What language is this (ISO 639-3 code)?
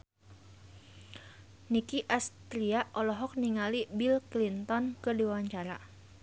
sun